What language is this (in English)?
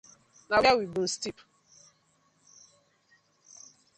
Nigerian Pidgin